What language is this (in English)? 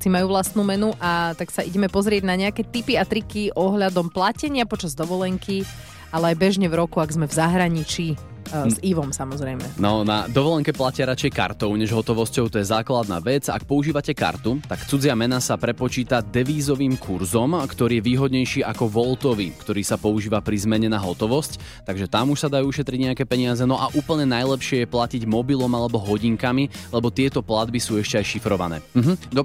Slovak